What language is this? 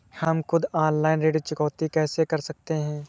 Hindi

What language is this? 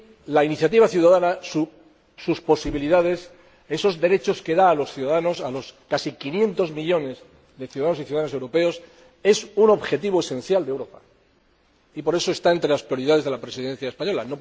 Spanish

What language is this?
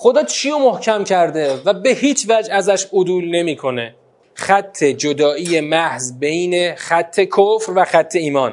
Persian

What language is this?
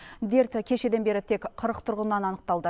Kazakh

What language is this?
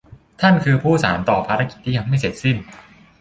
Thai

